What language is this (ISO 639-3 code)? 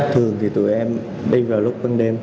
vie